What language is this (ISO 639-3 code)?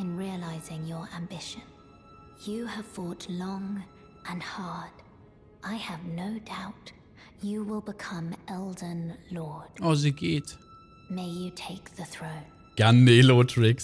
deu